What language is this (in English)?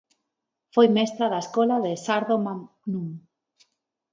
Galician